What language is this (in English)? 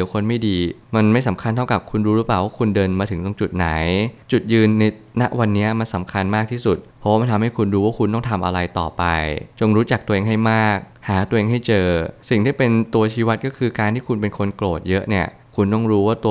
Thai